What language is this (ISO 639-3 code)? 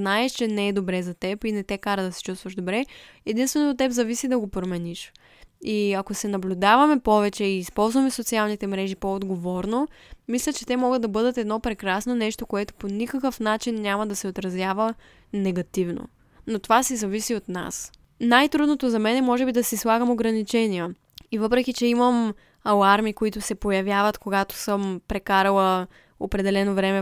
bul